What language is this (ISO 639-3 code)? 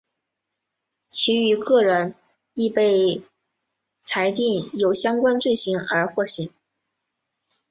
zho